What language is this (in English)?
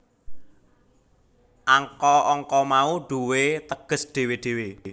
Javanese